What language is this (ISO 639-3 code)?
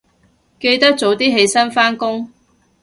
yue